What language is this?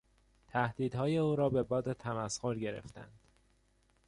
Persian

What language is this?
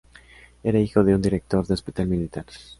Spanish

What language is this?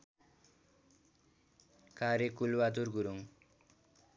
Nepali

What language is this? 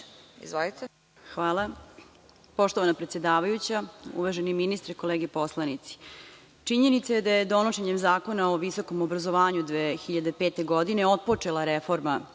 Serbian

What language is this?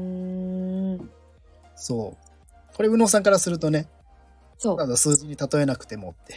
Japanese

